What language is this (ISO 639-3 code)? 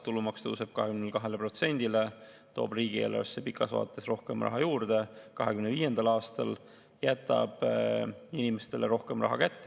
est